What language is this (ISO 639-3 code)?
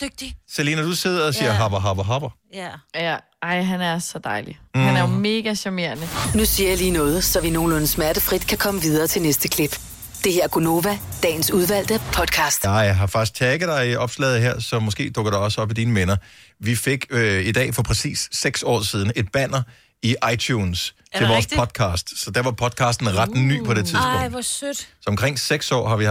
dan